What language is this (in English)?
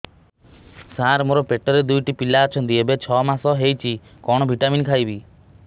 Odia